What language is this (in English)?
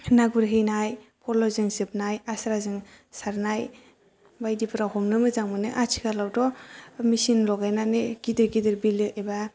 Bodo